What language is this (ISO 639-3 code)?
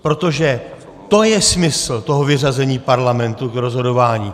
ces